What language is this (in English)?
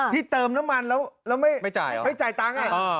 Thai